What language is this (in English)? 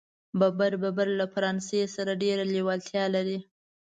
Pashto